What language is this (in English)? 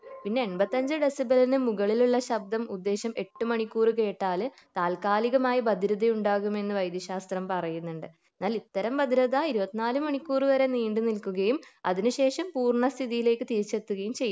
Malayalam